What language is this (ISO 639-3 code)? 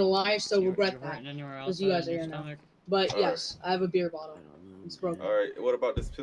eng